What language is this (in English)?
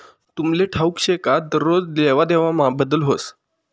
Marathi